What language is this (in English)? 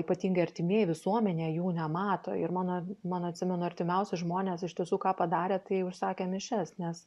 Lithuanian